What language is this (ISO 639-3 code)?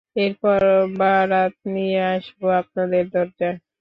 ben